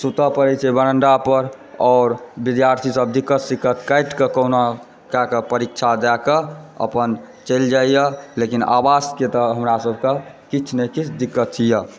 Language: Maithili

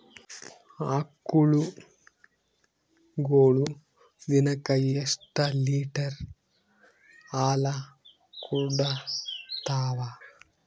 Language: Kannada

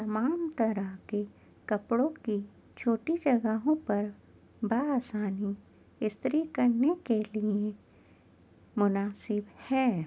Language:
Urdu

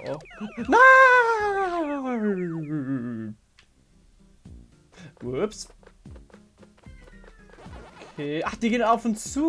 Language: German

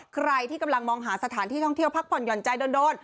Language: Thai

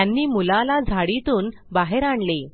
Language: Marathi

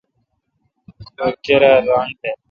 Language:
Kalkoti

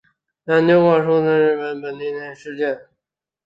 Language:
Chinese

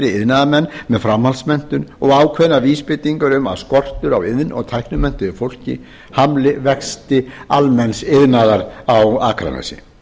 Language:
Icelandic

